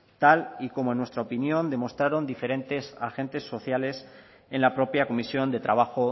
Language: Spanish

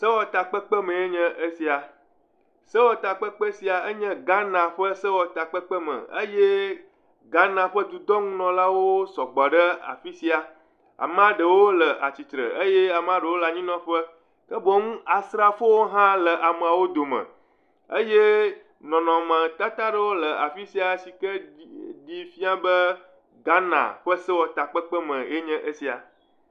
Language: Ewe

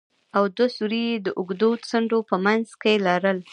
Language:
Pashto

